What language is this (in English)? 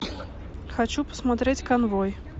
Russian